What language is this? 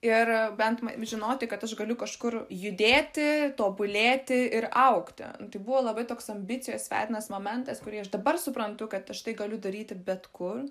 Lithuanian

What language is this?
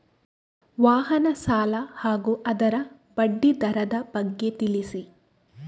Kannada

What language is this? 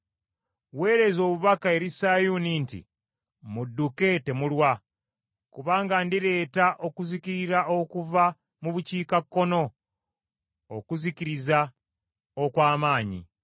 Ganda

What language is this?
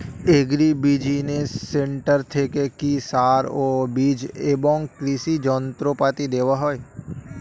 Bangla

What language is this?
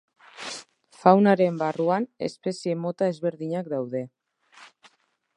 Basque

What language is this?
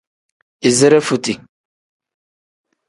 Tem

